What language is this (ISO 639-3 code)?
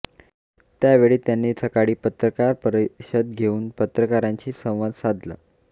mar